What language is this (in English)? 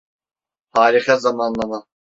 Turkish